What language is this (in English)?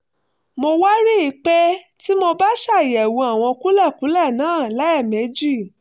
Yoruba